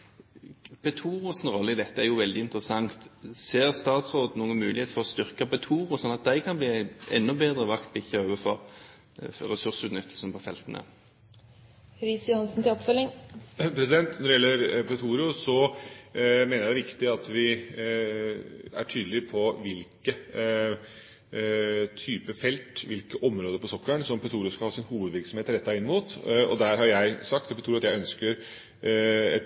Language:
Norwegian Bokmål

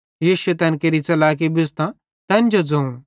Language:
Bhadrawahi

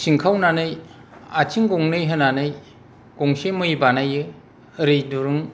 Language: Bodo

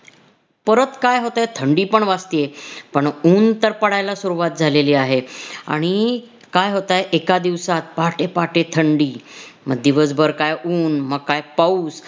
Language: Marathi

